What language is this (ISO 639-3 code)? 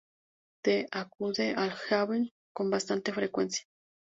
spa